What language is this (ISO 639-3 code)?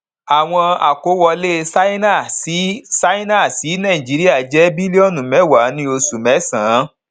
yor